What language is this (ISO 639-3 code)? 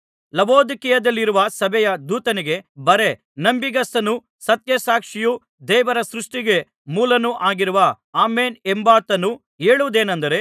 kan